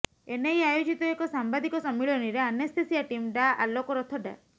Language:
Odia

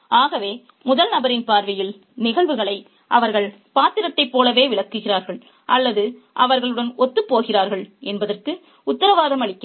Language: Tamil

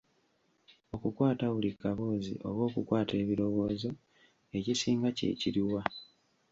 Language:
Ganda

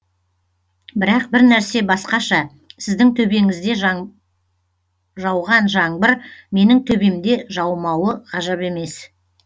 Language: Kazakh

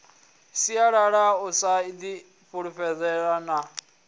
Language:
Venda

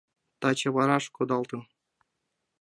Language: Mari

